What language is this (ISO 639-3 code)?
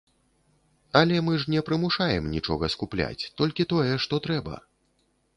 bel